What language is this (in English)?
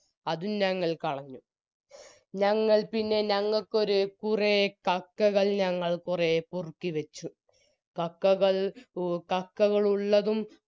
Malayalam